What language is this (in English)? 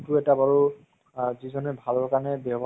Assamese